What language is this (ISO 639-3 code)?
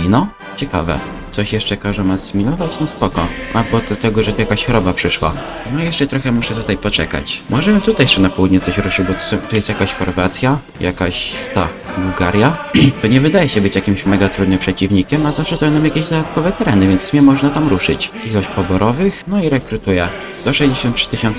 pol